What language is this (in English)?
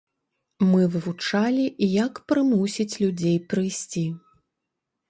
Belarusian